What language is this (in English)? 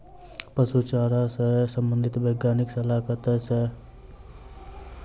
Maithili